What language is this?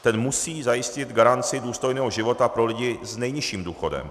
Czech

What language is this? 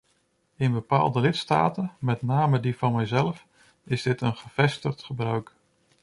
Dutch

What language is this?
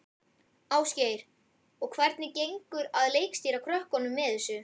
Icelandic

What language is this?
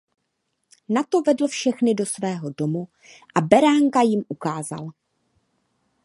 Czech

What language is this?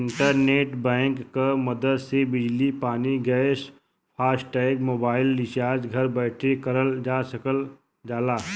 Bhojpuri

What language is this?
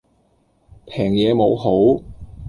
Cantonese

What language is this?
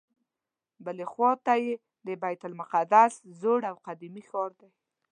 Pashto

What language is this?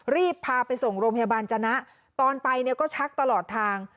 Thai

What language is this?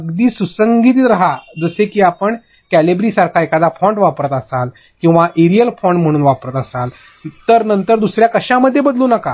Marathi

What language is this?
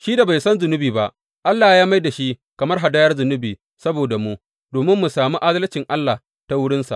Hausa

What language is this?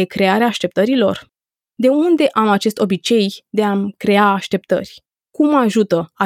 Romanian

